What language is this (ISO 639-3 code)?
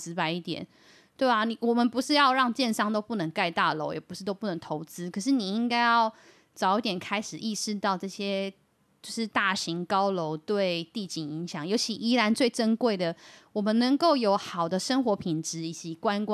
zho